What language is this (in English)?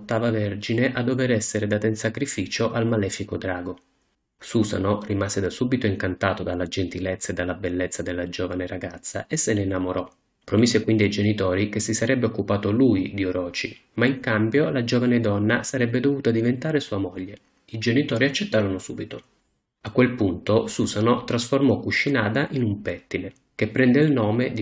Italian